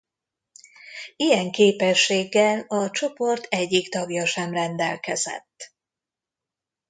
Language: Hungarian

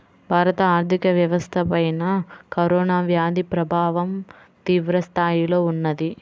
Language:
Telugu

